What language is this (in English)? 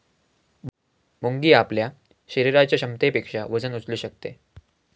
Marathi